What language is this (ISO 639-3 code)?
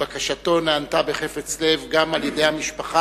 heb